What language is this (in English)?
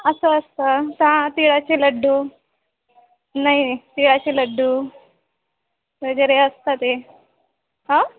Marathi